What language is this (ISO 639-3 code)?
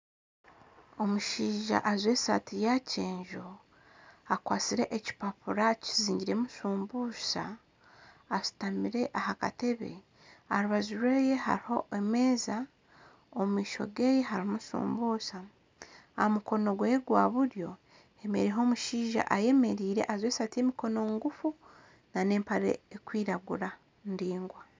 nyn